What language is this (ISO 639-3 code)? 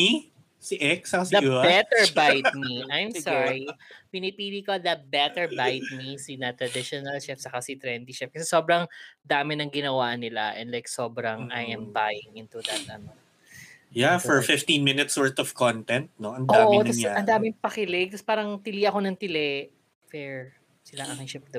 fil